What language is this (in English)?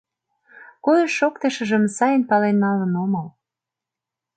Mari